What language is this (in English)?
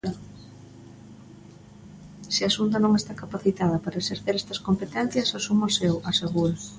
Galician